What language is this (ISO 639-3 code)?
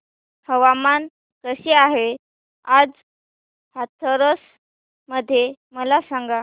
mar